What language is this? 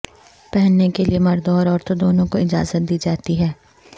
Urdu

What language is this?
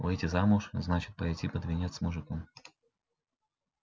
Russian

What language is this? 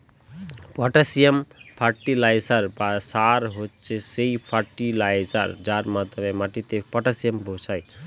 Bangla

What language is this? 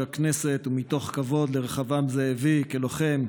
Hebrew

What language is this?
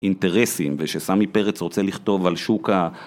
Hebrew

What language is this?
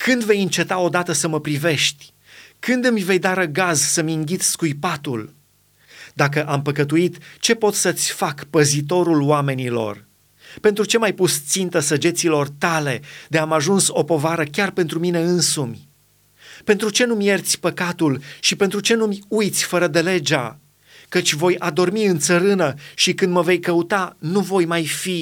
Romanian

